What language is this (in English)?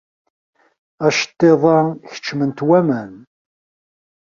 Kabyle